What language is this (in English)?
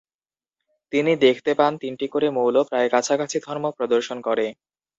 Bangla